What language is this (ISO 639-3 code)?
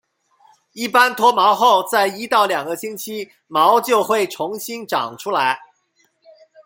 zho